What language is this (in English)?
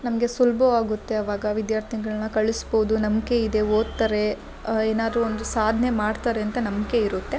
Kannada